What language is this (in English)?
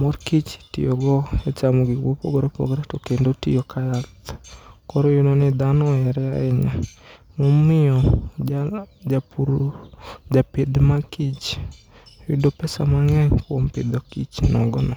Luo (Kenya and Tanzania)